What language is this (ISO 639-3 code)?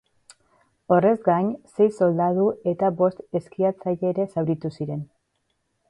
eus